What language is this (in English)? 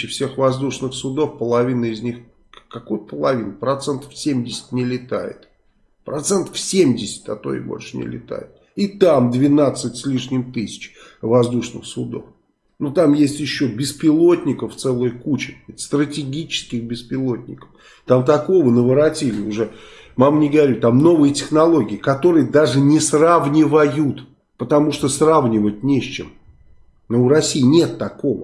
Russian